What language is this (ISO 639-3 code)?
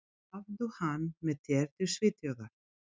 isl